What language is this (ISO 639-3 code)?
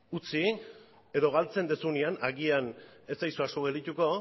eus